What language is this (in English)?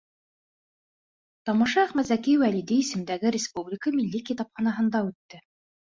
Bashkir